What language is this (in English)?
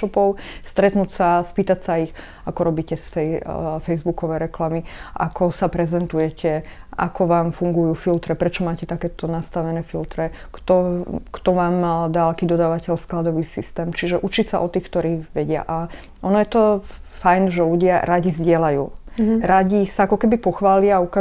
Slovak